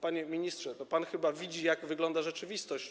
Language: Polish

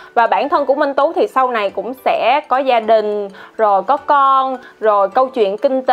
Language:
Vietnamese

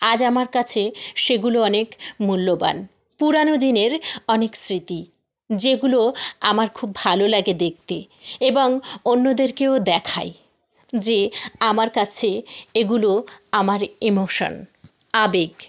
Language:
Bangla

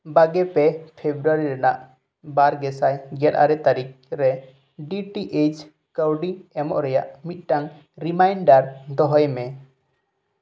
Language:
Santali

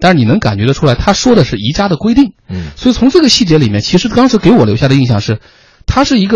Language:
Chinese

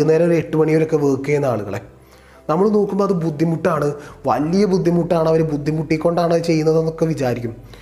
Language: Malayalam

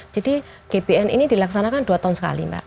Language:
Indonesian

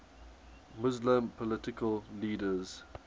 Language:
English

